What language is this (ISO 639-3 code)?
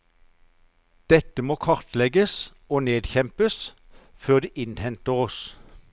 nor